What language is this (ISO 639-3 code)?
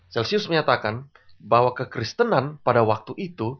ind